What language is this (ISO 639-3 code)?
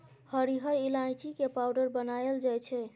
mai